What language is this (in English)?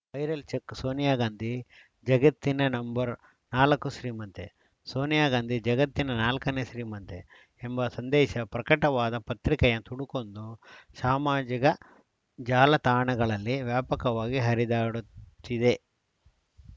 Kannada